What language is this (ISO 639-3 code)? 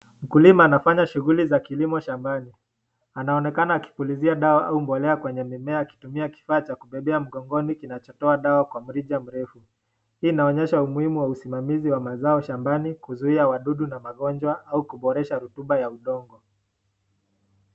swa